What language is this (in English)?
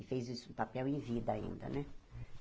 Portuguese